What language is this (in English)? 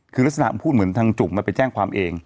Thai